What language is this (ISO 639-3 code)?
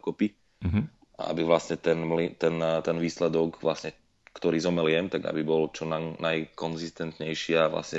slk